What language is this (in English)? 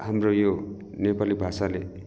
Nepali